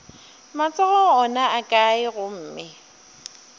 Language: Northern Sotho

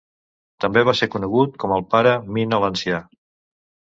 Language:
Catalan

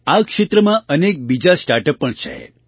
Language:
Gujarati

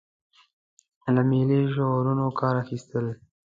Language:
Pashto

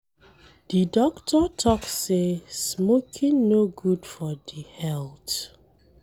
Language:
Nigerian Pidgin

